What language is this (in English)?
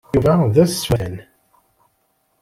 Kabyle